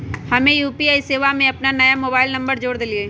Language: Magahi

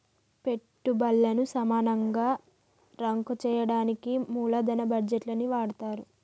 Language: Telugu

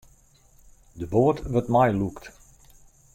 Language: Western Frisian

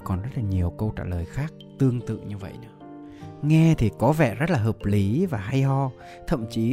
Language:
Vietnamese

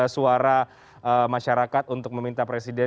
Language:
Indonesian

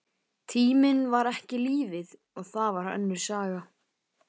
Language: Icelandic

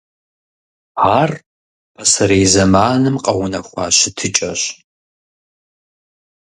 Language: Kabardian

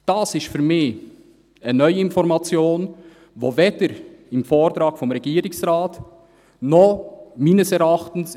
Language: Swiss German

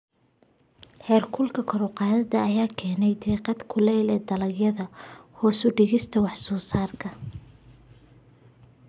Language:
Somali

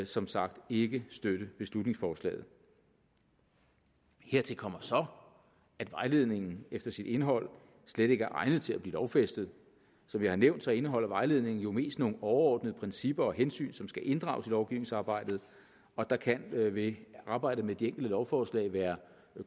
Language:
Danish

